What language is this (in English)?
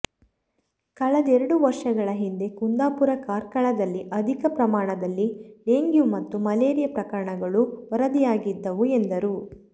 Kannada